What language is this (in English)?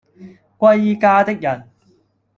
Cantonese